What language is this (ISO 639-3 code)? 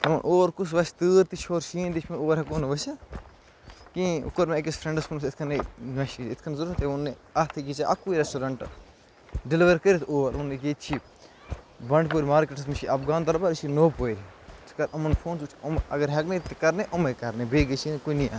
kas